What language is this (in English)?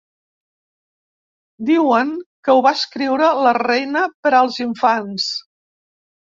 Catalan